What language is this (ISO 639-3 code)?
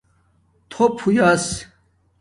dmk